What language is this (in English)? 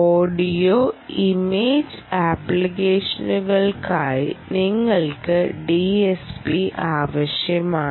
Malayalam